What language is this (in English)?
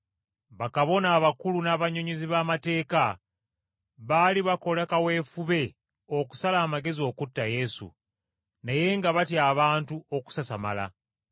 Ganda